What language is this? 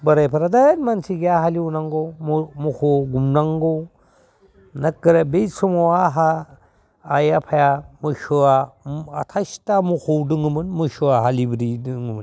Bodo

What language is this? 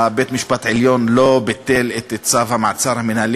Hebrew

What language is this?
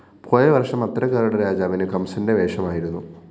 Malayalam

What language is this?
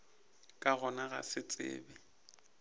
Northern Sotho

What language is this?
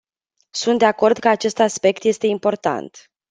Romanian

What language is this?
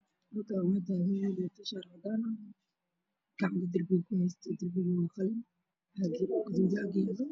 Somali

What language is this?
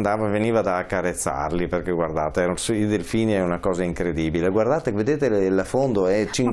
Italian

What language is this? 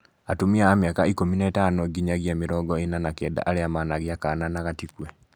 Kikuyu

